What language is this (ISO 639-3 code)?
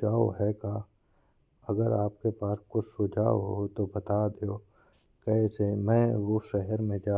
bns